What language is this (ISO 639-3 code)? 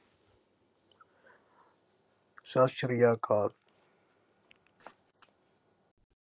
pan